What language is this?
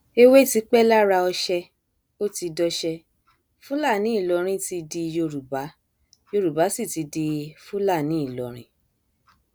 Yoruba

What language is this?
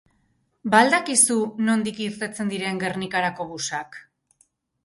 Basque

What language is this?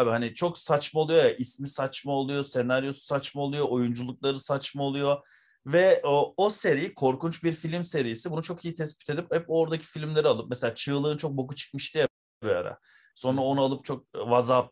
Turkish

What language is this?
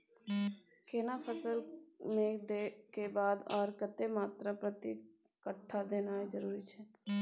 Maithili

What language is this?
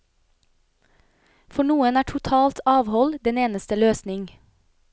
Norwegian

